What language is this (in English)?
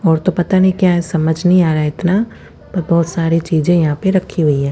Hindi